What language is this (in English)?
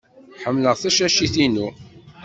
Kabyle